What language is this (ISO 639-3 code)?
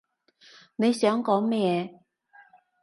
yue